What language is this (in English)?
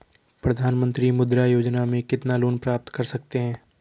Hindi